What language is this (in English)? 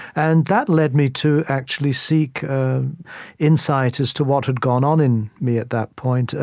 English